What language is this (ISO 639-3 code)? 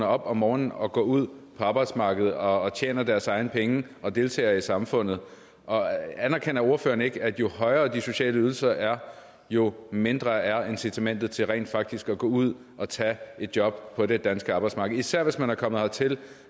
dan